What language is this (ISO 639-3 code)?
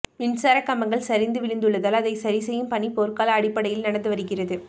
tam